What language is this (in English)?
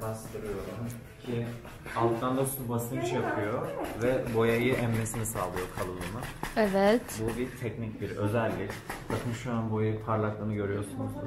Turkish